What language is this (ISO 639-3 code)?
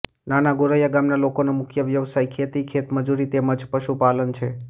guj